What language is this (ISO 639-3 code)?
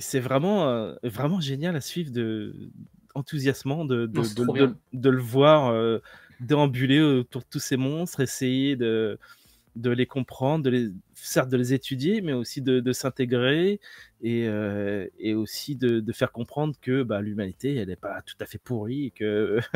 fra